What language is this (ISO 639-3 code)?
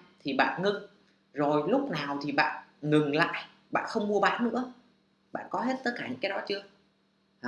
vie